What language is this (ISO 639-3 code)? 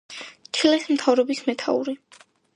kat